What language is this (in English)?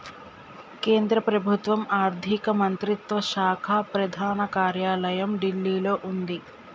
Telugu